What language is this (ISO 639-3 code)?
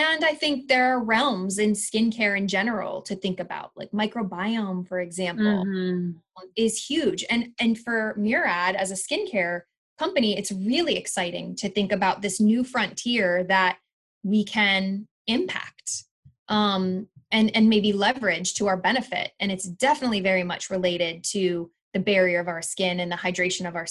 eng